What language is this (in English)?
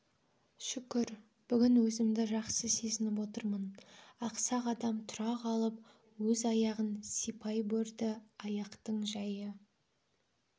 Kazakh